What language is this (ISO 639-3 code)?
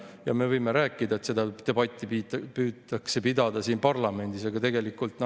est